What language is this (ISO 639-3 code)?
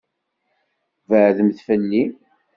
kab